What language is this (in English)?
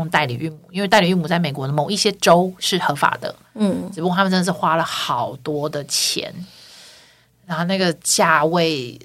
Chinese